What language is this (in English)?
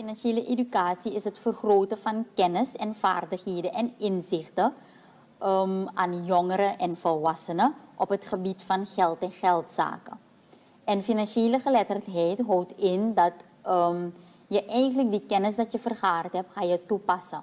Dutch